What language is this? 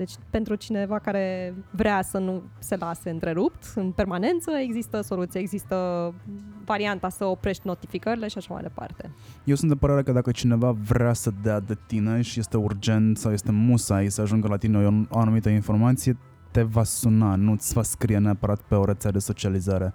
Romanian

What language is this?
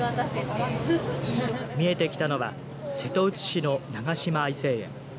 Japanese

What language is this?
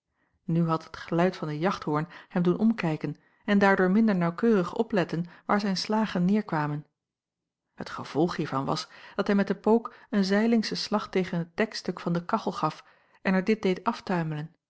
Dutch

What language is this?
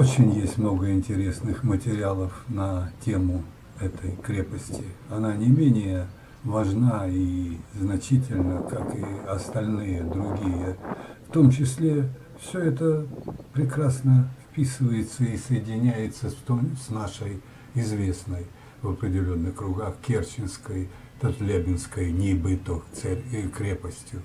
Russian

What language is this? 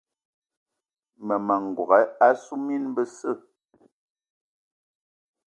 Eton (Cameroon)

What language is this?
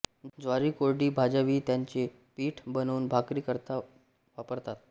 Marathi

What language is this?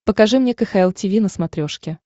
Russian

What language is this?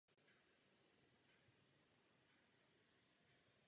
Czech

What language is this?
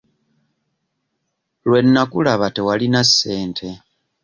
Ganda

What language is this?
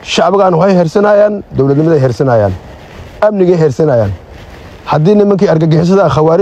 Arabic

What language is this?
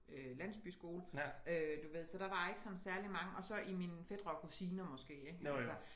Danish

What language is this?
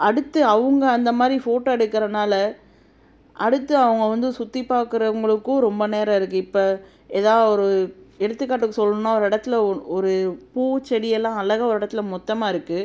Tamil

